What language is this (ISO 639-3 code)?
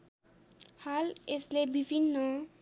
nep